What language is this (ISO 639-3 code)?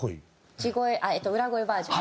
jpn